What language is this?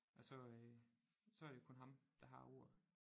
Danish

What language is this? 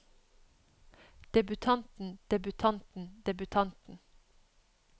Norwegian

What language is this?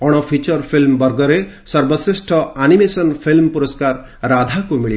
Odia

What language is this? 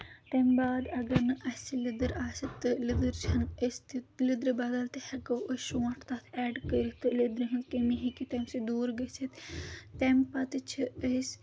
Kashmiri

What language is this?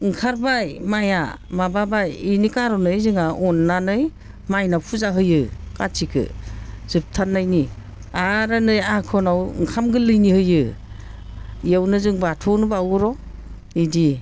Bodo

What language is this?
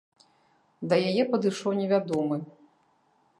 Belarusian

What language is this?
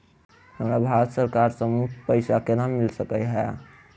Maithili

